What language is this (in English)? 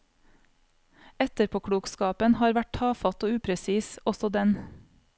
Norwegian